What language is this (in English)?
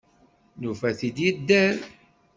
Kabyle